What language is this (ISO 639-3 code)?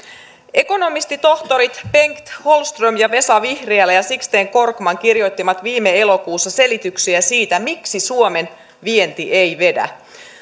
fin